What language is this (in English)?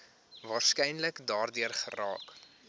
Afrikaans